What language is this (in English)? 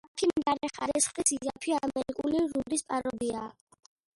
Georgian